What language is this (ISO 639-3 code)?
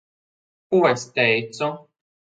lav